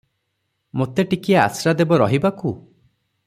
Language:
Odia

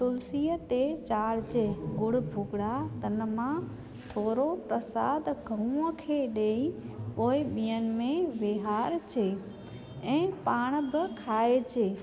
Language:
Sindhi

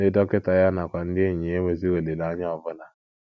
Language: Igbo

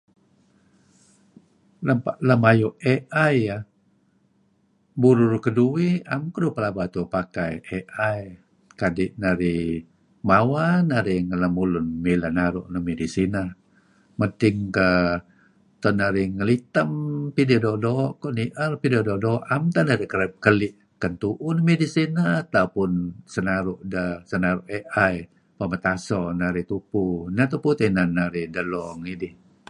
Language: Kelabit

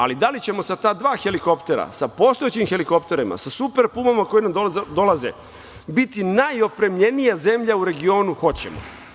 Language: Serbian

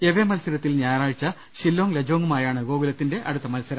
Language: Malayalam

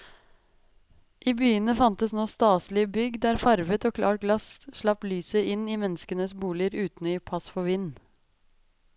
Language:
Norwegian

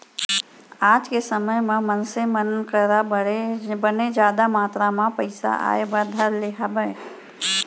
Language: Chhattisgarhi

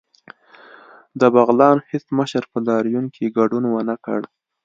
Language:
Pashto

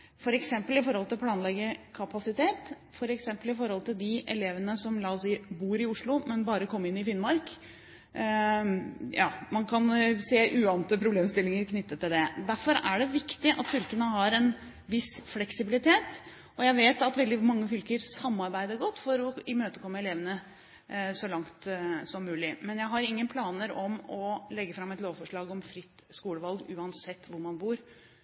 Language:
Norwegian Bokmål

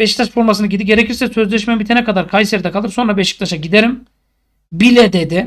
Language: Turkish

